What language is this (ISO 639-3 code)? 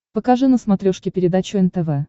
rus